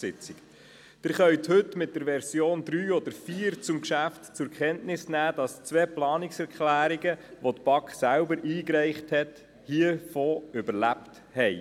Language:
Swiss German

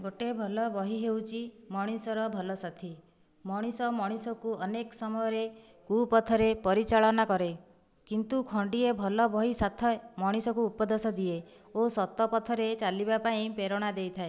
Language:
Odia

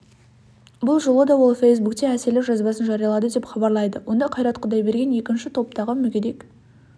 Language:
Kazakh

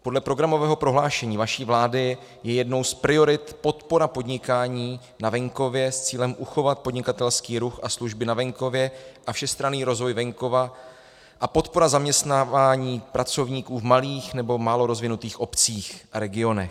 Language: Czech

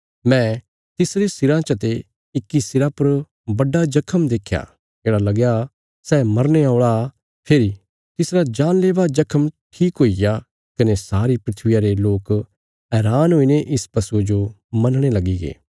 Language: Bilaspuri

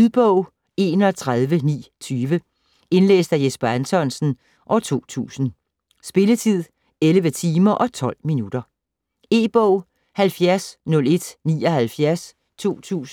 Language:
Danish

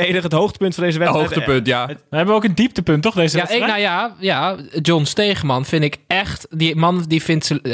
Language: Dutch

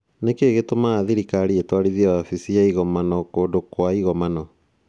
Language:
Kikuyu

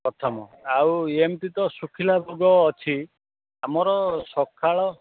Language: Odia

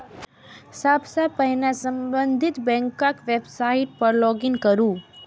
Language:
Maithili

